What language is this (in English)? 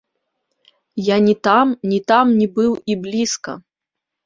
Belarusian